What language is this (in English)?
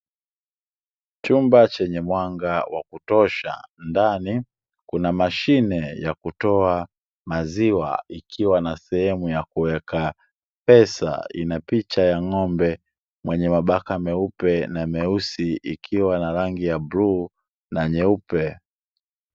Swahili